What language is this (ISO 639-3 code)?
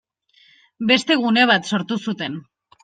eus